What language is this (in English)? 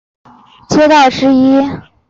Chinese